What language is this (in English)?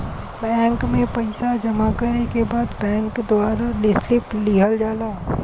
Bhojpuri